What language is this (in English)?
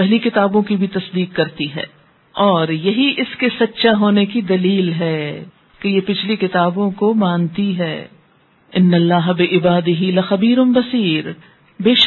Urdu